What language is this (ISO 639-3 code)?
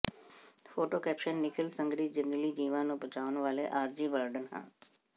pan